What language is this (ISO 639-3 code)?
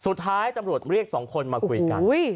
tha